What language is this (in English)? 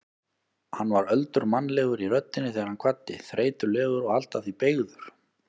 Icelandic